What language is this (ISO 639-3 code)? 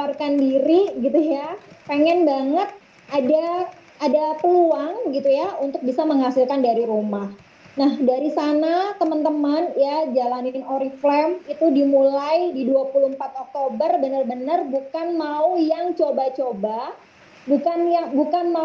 ind